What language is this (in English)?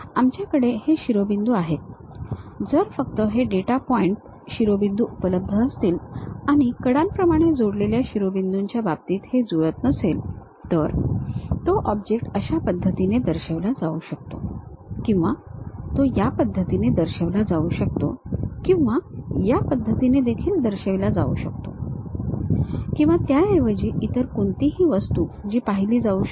Marathi